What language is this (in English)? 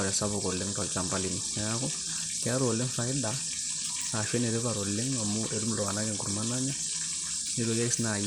Masai